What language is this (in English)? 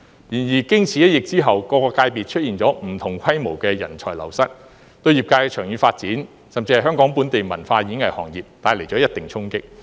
Cantonese